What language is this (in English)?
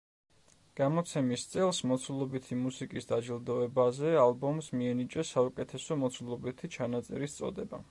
Georgian